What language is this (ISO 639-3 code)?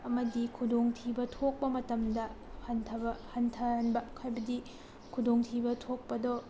mni